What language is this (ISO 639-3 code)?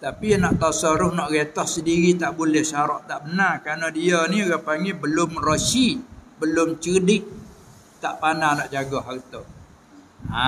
msa